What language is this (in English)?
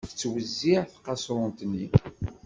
Kabyle